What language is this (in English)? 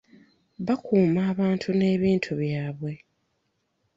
Ganda